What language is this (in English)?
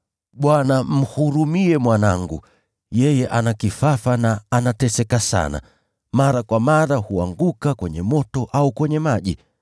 Swahili